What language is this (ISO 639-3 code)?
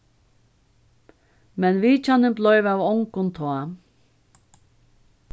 fao